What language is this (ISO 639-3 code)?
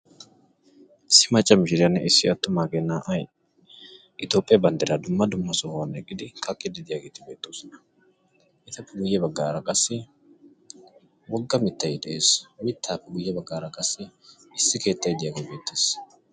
wal